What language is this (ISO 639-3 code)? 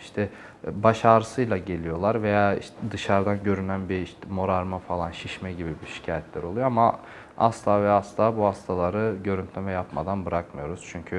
tur